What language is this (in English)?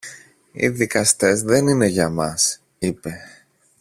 Greek